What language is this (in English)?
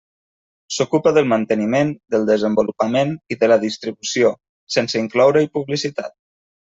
Catalan